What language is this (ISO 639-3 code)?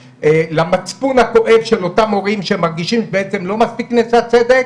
heb